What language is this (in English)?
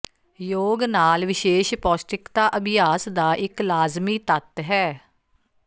Punjabi